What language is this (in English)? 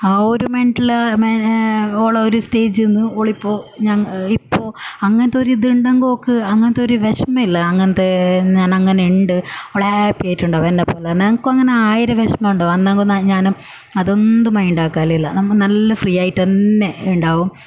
Malayalam